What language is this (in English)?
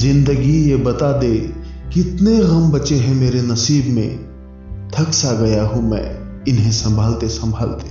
Hindi